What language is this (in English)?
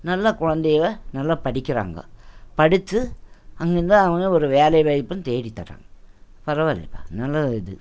Tamil